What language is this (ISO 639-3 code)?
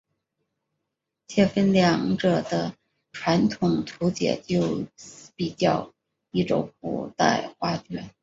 zho